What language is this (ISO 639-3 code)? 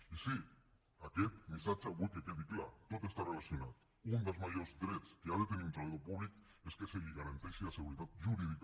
cat